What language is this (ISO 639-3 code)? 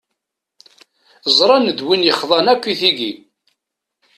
kab